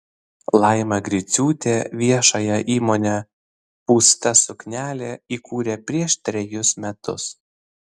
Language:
Lithuanian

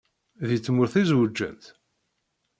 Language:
Kabyle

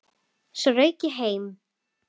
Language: Icelandic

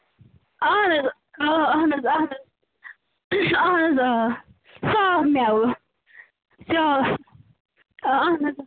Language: Kashmiri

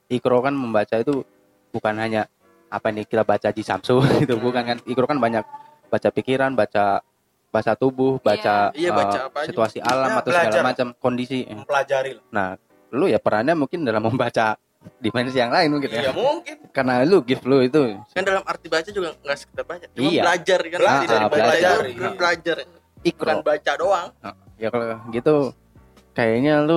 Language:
Indonesian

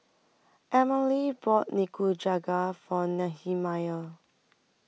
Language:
English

